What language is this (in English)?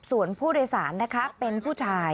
Thai